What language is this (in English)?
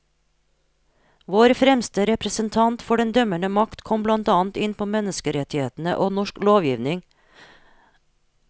Norwegian